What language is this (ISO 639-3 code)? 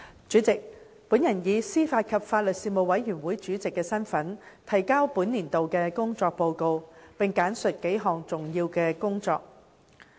yue